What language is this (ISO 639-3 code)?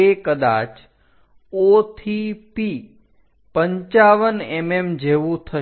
guj